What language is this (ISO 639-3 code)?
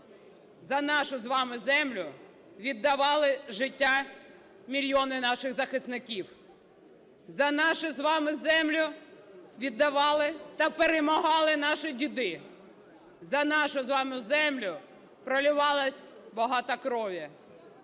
ukr